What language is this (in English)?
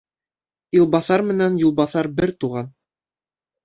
Bashkir